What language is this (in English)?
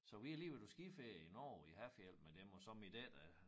Danish